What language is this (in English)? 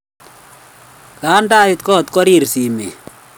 Kalenjin